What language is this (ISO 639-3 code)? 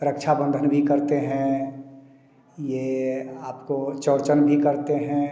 hin